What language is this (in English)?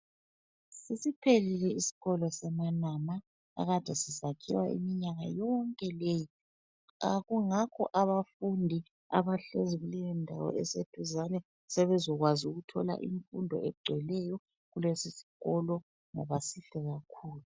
North Ndebele